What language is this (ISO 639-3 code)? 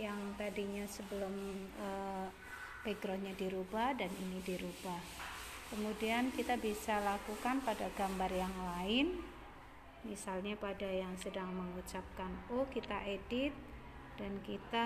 ind